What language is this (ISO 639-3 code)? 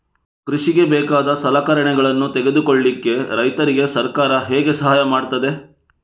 kan